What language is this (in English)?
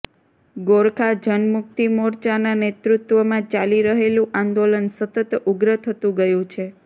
Gujarati